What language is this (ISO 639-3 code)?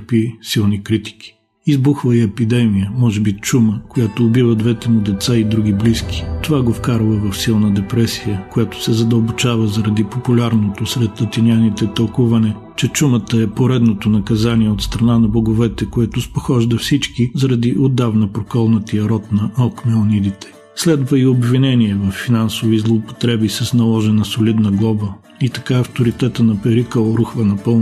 bul